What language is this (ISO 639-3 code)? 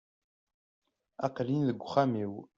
kab